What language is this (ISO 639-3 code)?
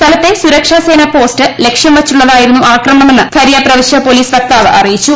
mal